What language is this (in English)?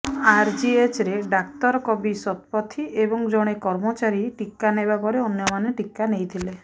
Odia